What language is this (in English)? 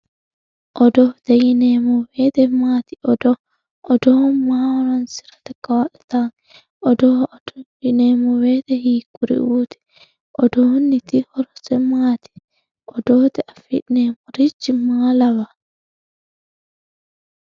Sidamo